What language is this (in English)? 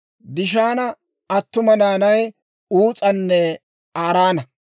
Dawro